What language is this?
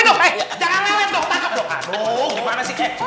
Indonesian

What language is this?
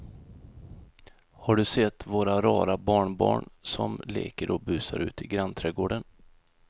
Swedish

